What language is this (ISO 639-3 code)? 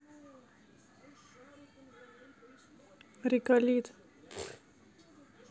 rus